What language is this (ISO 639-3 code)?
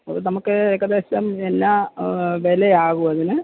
mal